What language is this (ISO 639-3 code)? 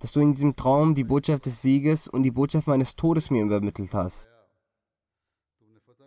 deu